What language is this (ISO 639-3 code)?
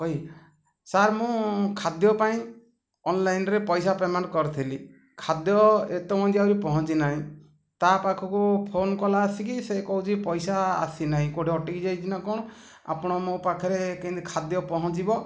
ori